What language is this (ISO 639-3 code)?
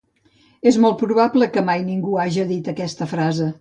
cat